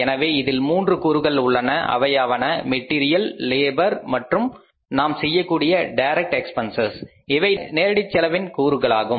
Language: Tamil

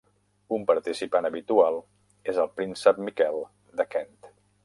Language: Catalan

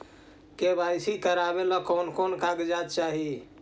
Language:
Magahi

